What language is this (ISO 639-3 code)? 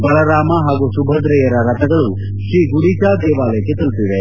kan